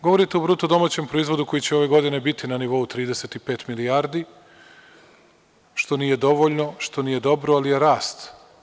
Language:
Serbian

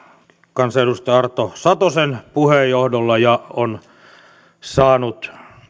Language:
Finnish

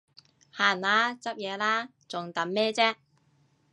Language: Cantonese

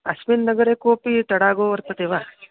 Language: Sanskrit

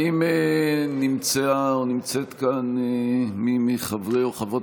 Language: Hebrew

